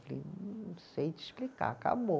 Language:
Portuguese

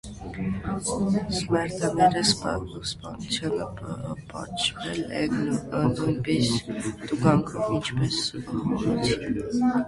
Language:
Armenian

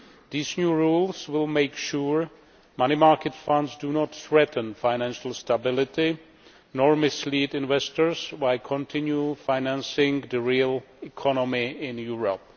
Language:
English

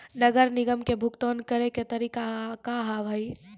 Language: Maithili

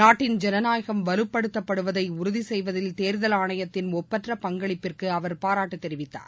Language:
Tamil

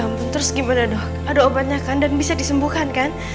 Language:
Indonesian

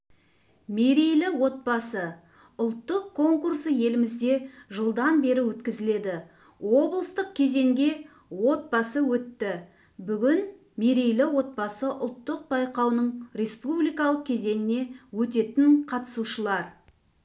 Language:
Kazakh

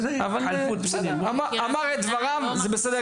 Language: Hebrew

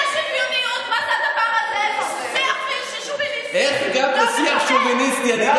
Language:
Hebrew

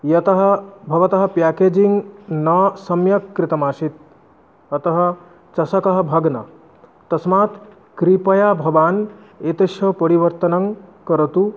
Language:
Sanskrit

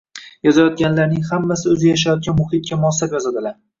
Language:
Uzbek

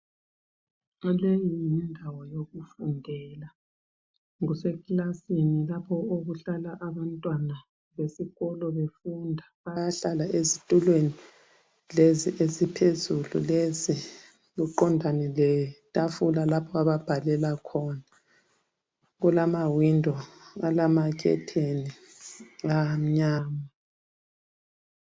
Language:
North Ndebele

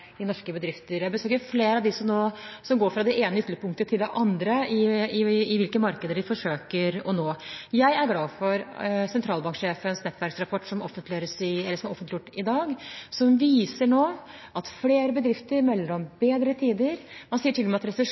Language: Norwegian Bokmål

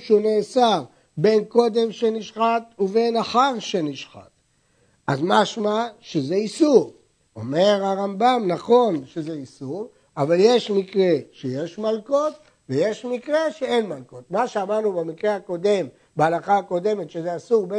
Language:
Hebrew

